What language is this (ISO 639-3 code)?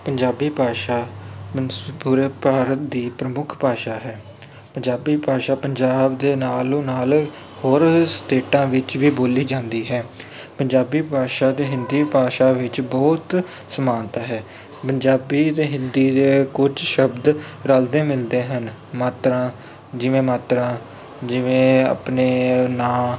pan